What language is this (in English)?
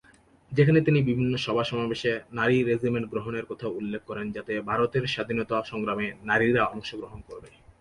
Bangla